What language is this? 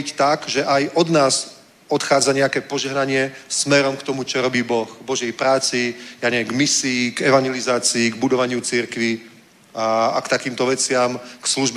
Czech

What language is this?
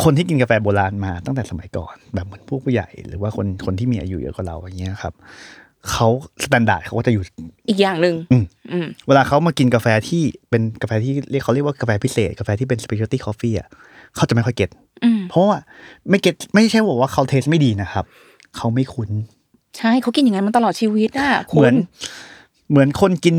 Thai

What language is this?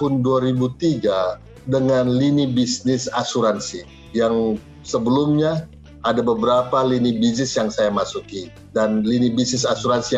Indonesian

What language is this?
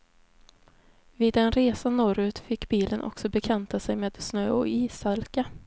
Swedish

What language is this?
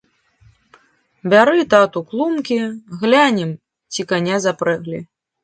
Belarusian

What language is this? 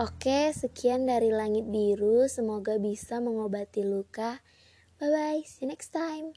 Indonesian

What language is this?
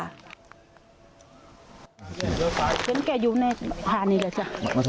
Thai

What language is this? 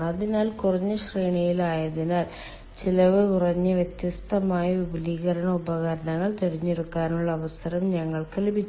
Malayalam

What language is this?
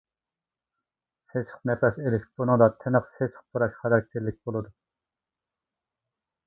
Uyghur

